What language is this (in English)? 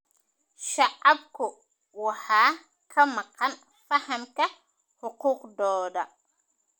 Somali